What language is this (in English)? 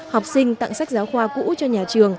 Vietnamese